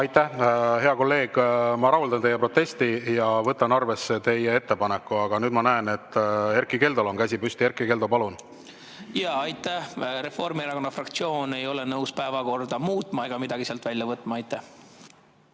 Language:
Estonian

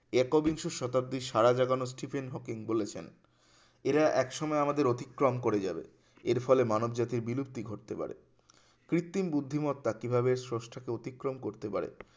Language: Bangla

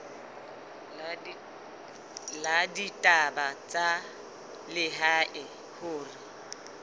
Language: Southern Sotho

